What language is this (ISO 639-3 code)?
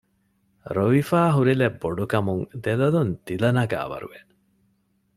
div